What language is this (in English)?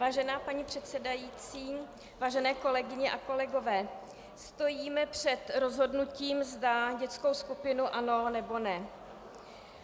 Czech